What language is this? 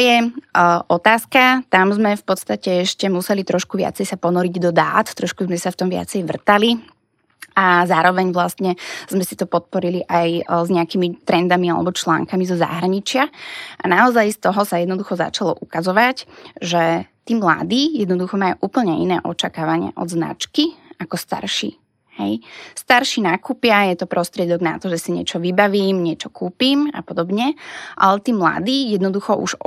Slovak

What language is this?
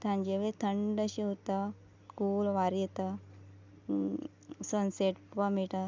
Konkani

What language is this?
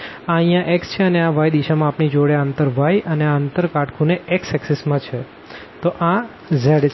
Gujarati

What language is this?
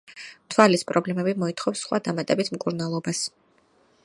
Georgian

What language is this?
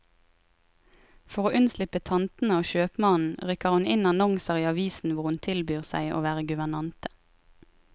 Norwegian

